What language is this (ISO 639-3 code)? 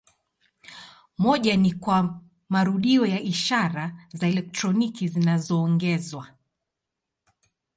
swa